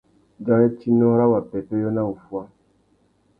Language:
Tuki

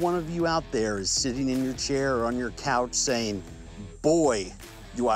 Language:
English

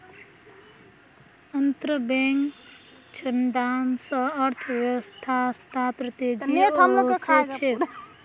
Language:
Magahi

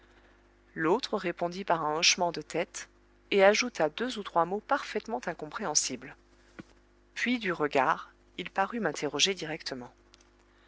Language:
French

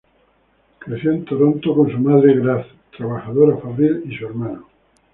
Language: Spanish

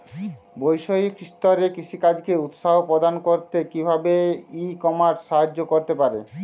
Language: Bangla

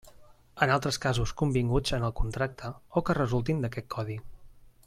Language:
Catalan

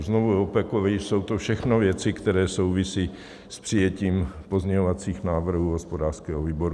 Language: Czech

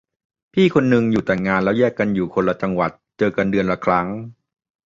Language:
Thai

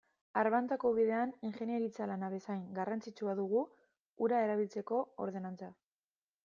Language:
Basque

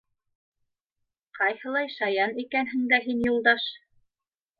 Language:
Bashkir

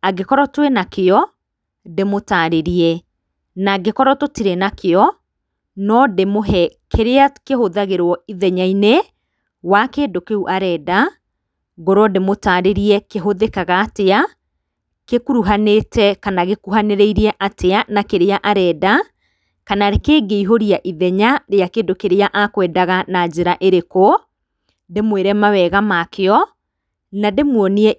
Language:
Kikuyu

